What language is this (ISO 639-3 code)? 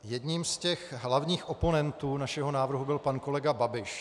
ces